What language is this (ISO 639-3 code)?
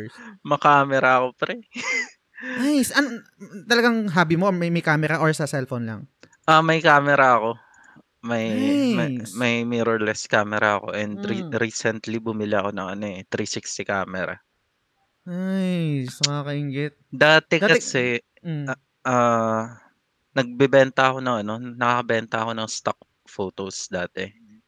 fil